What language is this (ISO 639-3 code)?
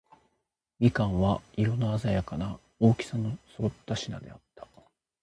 jpn